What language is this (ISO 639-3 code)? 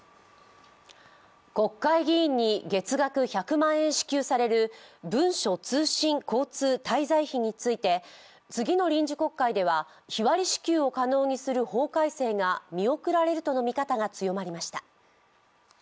jpn